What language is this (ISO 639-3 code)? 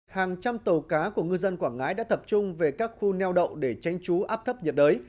vie